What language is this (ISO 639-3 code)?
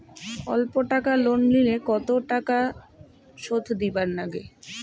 ben